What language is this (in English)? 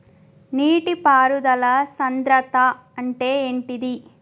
Telugu